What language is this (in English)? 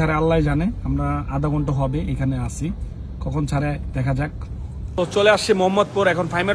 Bangla